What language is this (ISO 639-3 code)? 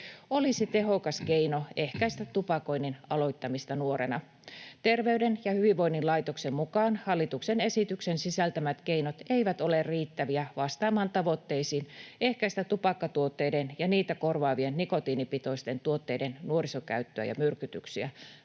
fin